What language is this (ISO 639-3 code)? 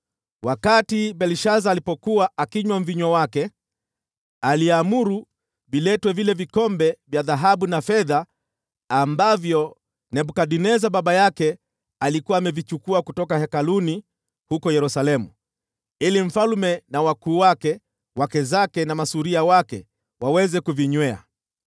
swa